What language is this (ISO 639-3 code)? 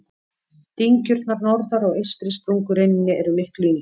isl